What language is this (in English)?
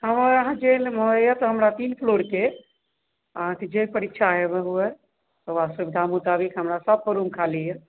Maithili